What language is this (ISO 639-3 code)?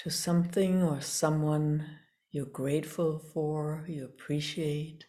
eng